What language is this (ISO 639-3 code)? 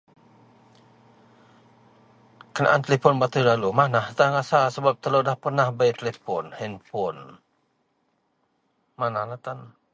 mel